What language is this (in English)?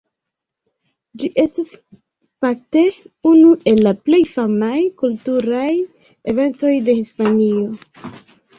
Esperanto